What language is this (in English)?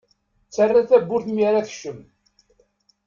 Kabyle